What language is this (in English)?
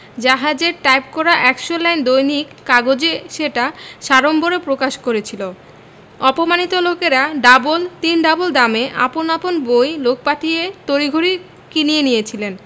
Bangla